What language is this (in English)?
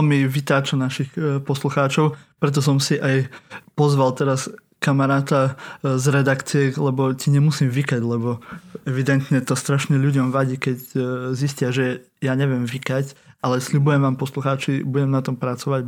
Slovak